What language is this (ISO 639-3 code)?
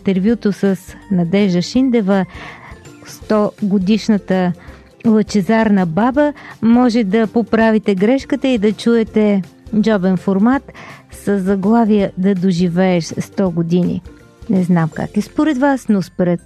bul